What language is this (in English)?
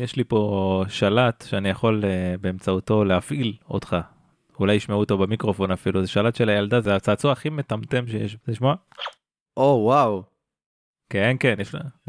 Hebrew